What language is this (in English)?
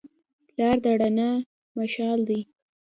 Pashto